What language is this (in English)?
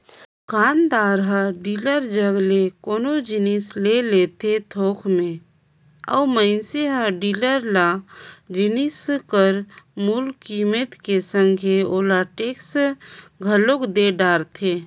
Chhattisgarhi